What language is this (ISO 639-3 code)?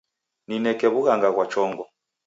dav